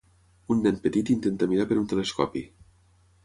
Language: Catalan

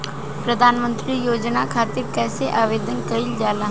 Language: Bhojpuri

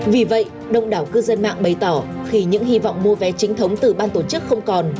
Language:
Vietnamese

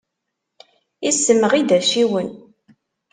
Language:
Kabyle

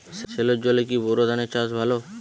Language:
Bangla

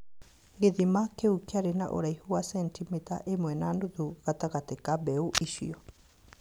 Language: Kikuyu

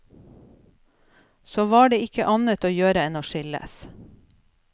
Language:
Norwegian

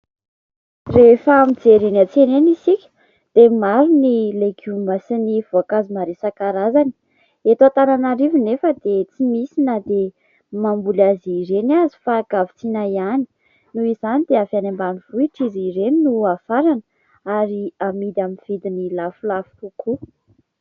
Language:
Malagasy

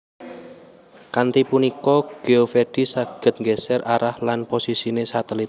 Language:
Javanese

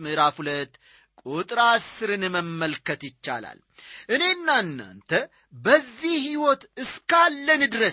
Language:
Amharic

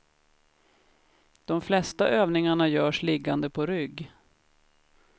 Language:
Swedish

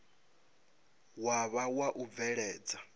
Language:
Venda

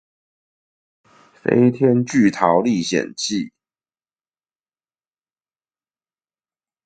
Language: Chinese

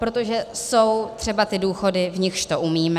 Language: Czech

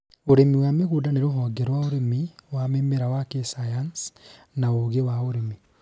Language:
Kikuyu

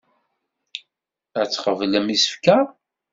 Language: Kabyle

